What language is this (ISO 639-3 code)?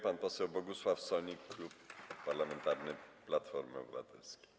pol